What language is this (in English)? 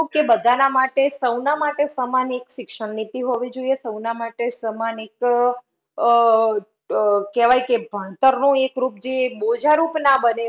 Gujarati